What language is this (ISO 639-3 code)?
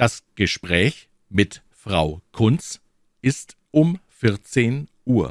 deu